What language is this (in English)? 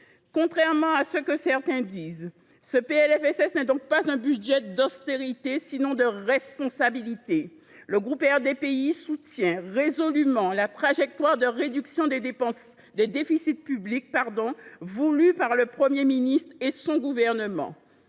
French